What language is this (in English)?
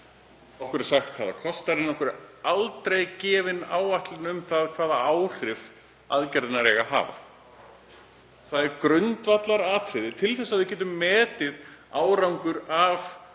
Icelandic